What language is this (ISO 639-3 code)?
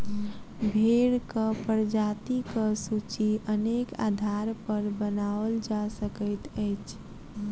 mai